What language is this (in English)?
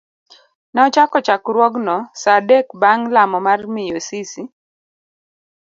Luo (Kenya and Tanzania)